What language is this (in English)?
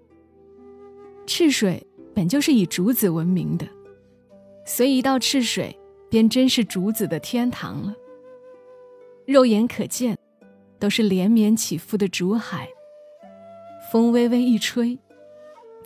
Chinese